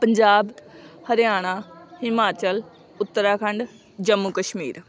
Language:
Punjabi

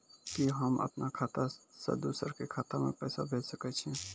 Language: Maithili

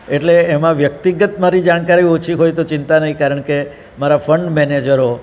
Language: Gujarati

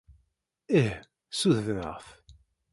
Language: Kabyle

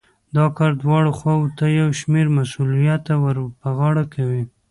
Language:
Pashto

